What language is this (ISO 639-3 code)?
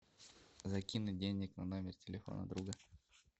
rus